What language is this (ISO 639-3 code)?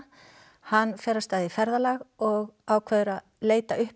isl